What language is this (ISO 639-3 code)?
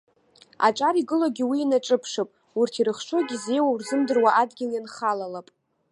abk